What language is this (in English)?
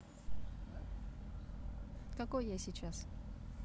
Russian